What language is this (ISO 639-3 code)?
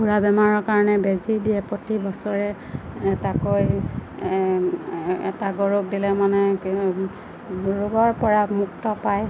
asm